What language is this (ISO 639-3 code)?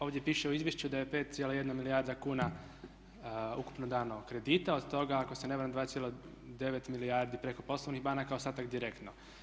hrv